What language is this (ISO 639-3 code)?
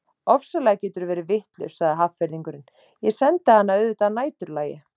isl